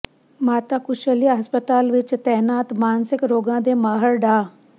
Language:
Punjabi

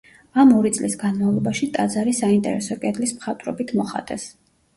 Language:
Georgian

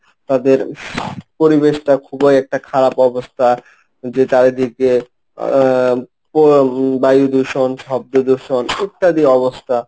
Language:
Bangla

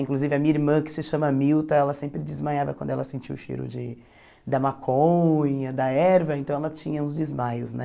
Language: Portuguese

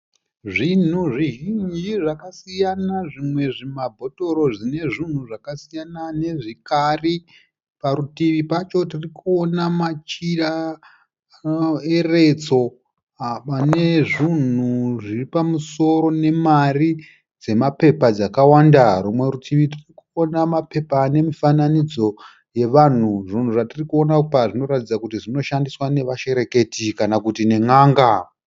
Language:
Shona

